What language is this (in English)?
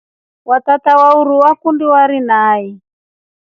Rombo